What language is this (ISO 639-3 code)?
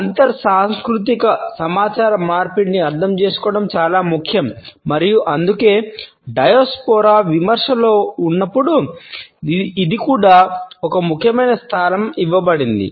tel